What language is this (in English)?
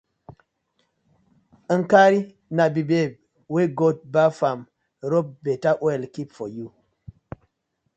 Nigerian Pidgin